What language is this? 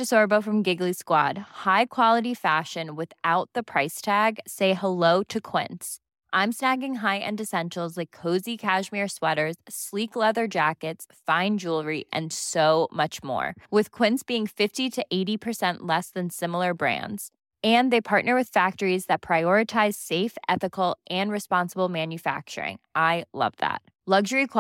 Filipino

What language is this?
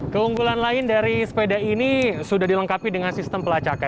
Indonesian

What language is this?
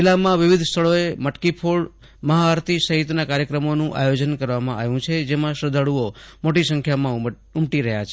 Gujarati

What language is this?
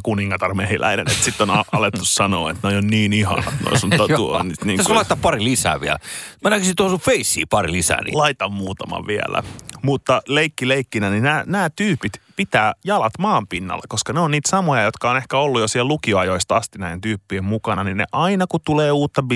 Finnish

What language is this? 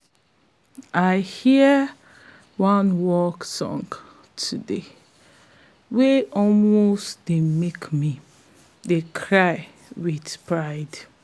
Nigerian Pidgin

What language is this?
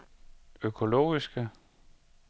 Danish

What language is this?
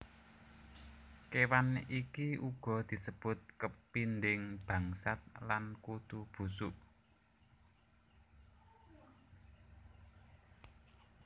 Javanese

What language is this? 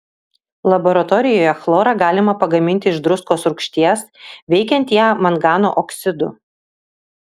Lithuanian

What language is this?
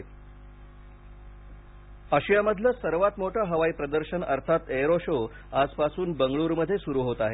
Marathi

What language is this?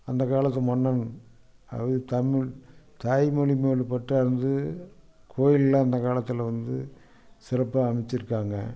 Tamil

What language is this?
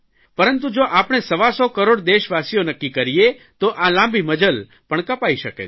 Gujarati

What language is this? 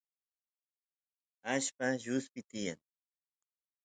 Santiago del Estero Quichua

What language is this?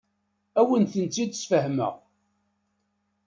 Kabyle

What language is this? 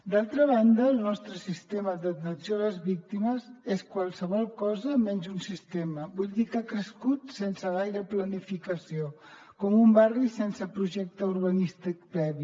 Catalan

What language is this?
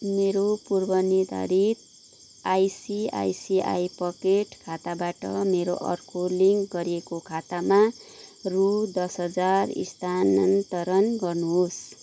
Nepali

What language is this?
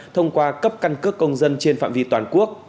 Vietnamese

